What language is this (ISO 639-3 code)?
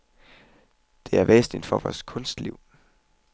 dan